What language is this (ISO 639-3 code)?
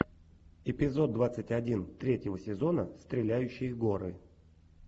rus